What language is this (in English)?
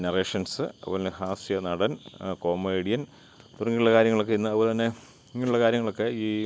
Malayalam